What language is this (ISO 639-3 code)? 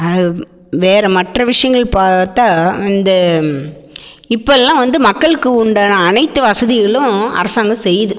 tam